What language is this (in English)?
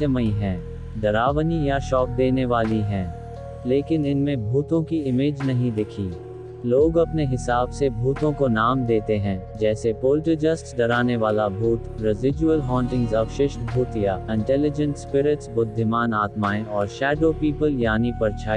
Hindi